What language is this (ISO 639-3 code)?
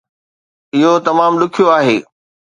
snd